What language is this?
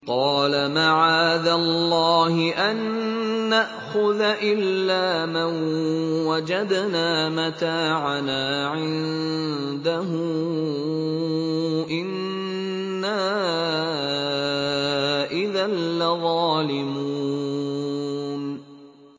Arabic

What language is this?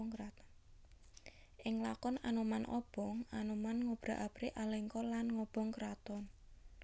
Javanese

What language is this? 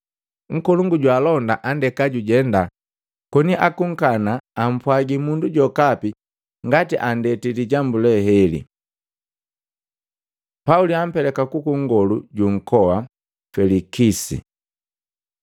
Matengo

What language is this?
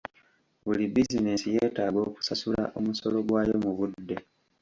Ganda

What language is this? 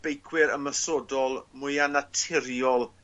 Welsh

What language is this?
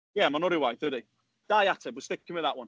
Welsh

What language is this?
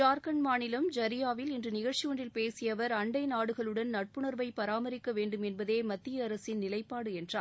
Tamil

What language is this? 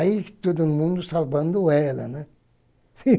Portuguese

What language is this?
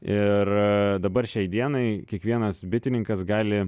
Lithuanian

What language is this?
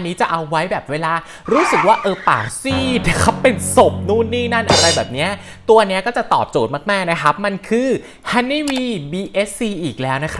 Thai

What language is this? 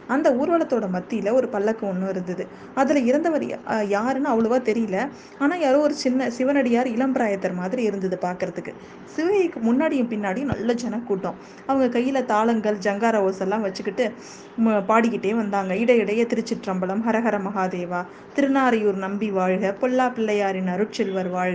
Tamil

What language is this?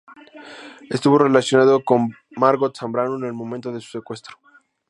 Spanish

